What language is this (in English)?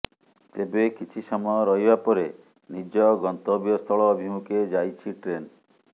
Odia